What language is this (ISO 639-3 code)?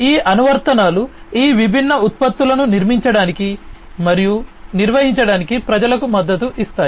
tel